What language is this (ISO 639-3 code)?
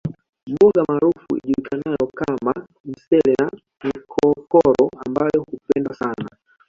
swa